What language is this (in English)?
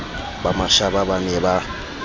Southern Sotho